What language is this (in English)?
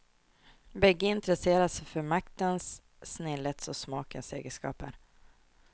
Swedish